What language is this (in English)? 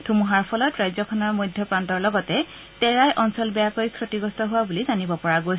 Assamese